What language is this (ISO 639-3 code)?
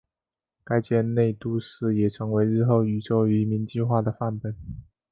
zho